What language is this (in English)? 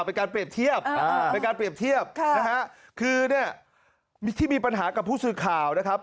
Thai